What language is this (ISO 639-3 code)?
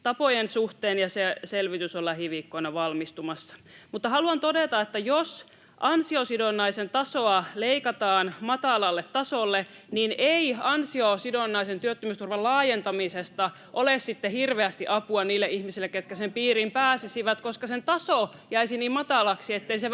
fin